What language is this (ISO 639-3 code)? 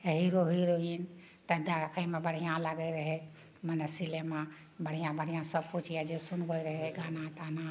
mai